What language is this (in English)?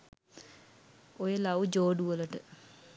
Sinhala